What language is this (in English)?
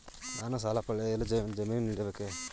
Kannada